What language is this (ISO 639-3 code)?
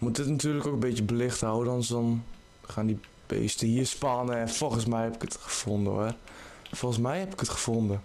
nld